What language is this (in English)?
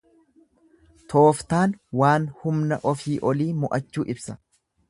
Oromo